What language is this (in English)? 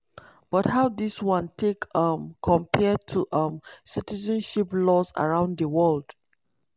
Nigerian Pidgin